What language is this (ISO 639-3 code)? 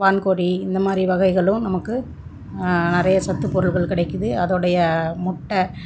tam